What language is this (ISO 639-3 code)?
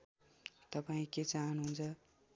nep